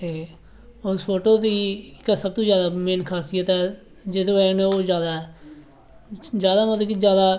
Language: Dogri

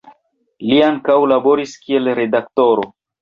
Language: Esperanto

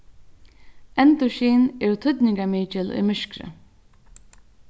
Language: Faroese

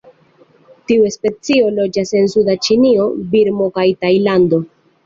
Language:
Esperanto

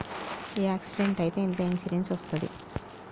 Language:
Telugu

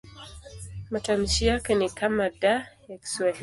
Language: Swahili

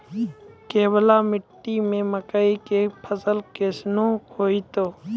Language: Maithili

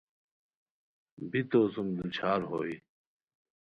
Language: Khowar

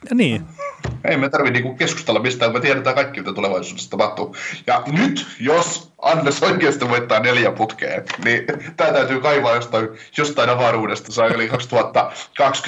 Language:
Finnish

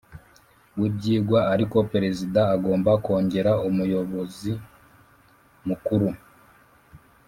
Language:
Kinyarwanda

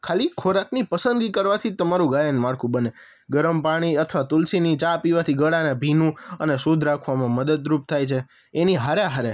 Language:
Gujarati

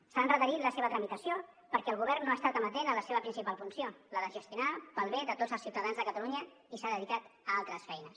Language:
Catalan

